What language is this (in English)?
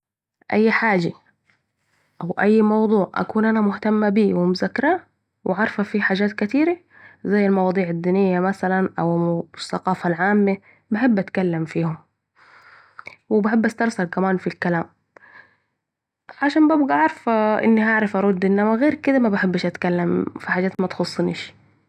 Saidi Arabic